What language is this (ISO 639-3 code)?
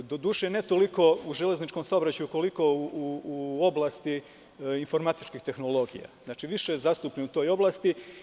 srp